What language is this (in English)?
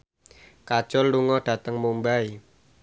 Javanese